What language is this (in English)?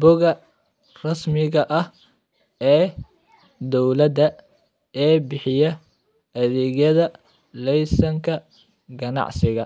Somali